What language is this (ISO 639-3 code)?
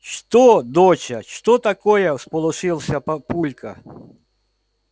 rus